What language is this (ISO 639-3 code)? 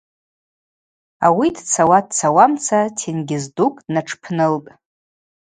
abq